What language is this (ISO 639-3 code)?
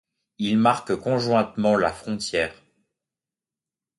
fra